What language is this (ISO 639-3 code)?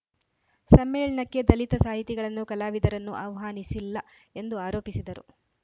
kan